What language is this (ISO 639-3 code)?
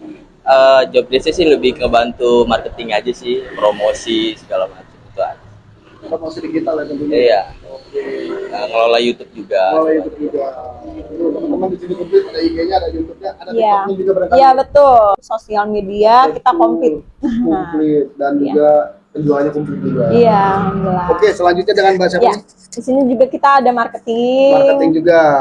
ind